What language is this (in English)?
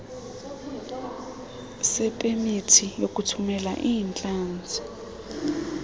Xhosa